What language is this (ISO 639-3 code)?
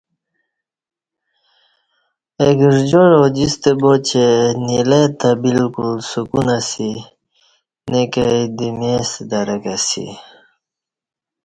bsh